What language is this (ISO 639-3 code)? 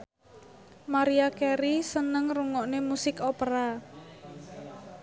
jav